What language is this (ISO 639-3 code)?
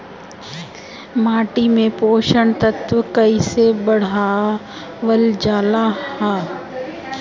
bho